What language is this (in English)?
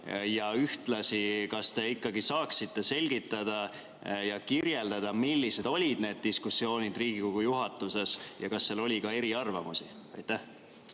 Estonian